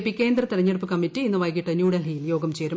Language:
Malayalam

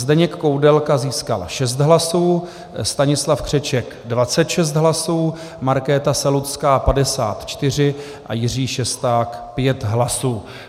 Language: Czech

